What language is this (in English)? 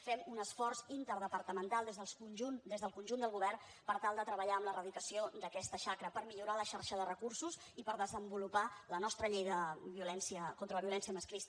Catalan